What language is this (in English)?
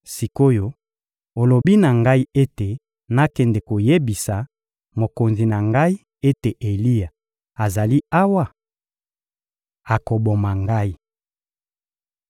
Lingala